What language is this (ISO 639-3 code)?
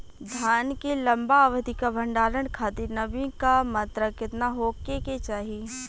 bho